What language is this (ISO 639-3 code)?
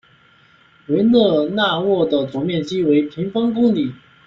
zho